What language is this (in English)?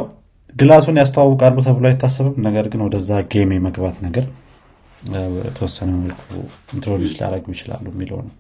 Amharic